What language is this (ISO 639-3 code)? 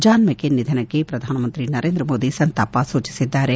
kan